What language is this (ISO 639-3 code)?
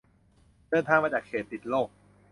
tha